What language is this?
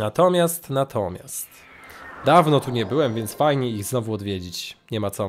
Polish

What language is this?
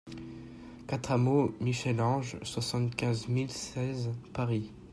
French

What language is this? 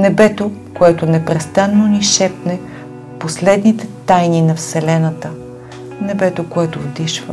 Bulgarian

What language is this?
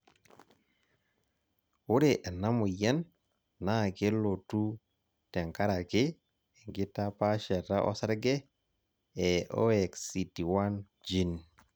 Masai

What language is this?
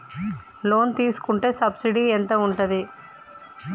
Telugu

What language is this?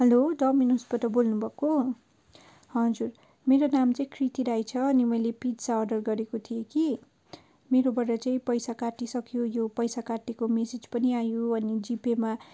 Nepali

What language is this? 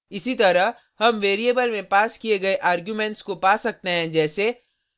Hindi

